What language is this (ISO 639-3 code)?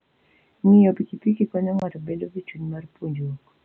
luo